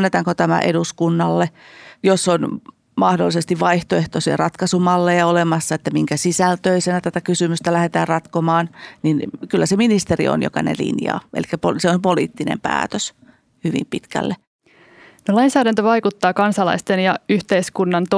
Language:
Finnish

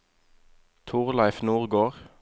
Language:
Norwegian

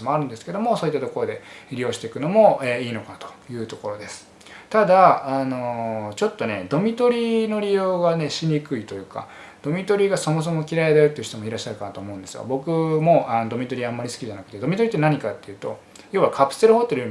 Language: Japanese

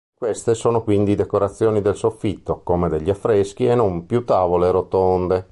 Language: Italian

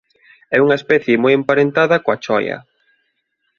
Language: Galician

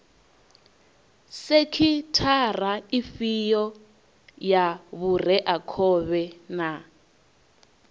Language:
Venda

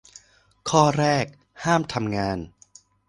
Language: Thai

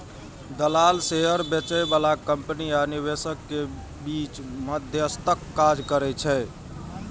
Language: Maithili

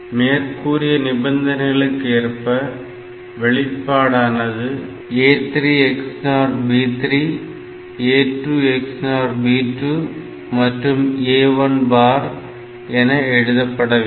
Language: Tamil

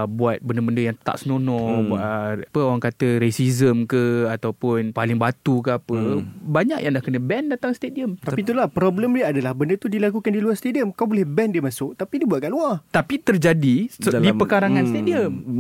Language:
Malay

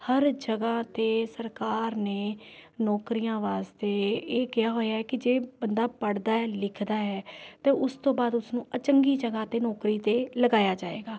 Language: Punjabi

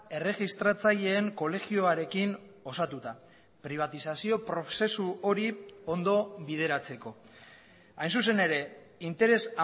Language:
Basque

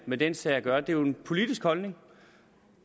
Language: Danish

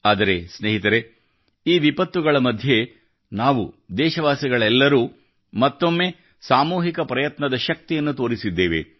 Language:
Kannada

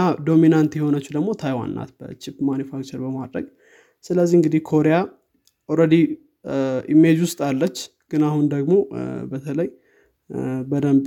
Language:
Amharic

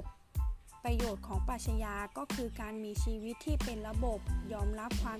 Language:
Thai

